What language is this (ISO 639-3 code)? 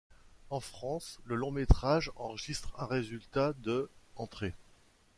fra